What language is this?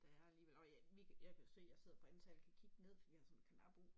Danish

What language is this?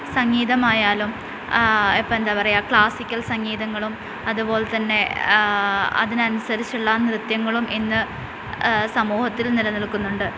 Malayalam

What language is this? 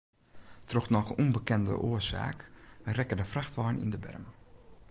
Western Frisian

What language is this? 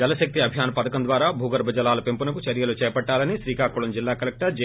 Telugu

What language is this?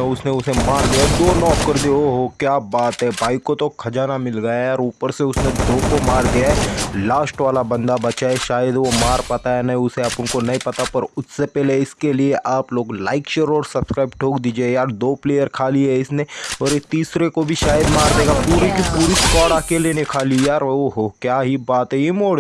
Hindi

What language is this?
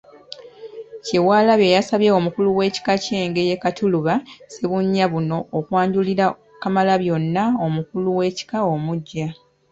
Ganda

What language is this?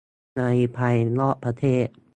Thai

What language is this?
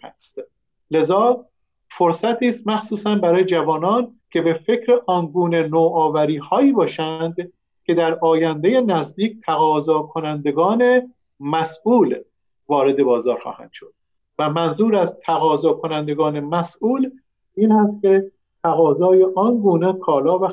Persian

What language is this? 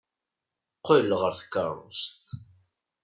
Kabyle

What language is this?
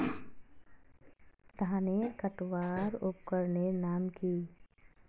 Magahi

